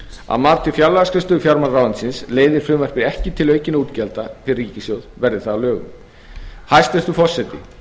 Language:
Icelandic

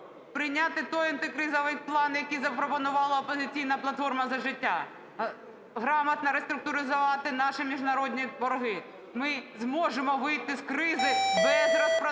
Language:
Ukrainian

